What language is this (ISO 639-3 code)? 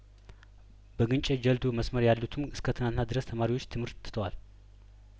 amh